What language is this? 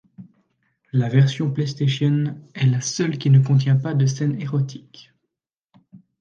French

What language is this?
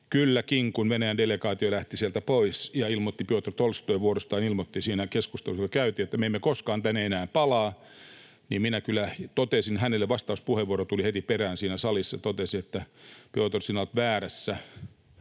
Finnish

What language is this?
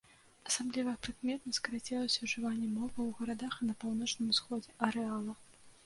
Belarusian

